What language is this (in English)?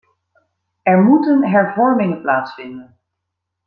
Dutch